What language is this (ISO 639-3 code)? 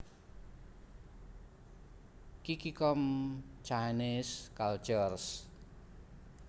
jav